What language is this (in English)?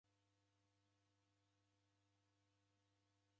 Taita